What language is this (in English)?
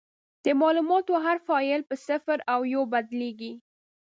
Pashto